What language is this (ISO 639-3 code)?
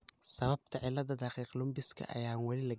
som